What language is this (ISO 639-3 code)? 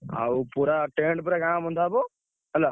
ori